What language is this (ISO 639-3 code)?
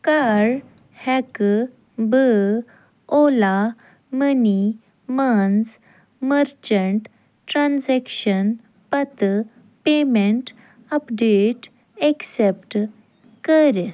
kas